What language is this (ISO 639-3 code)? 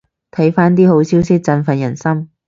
yue